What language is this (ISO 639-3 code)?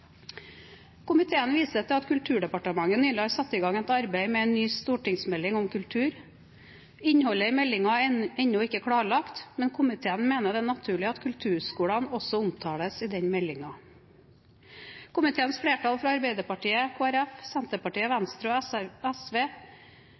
nob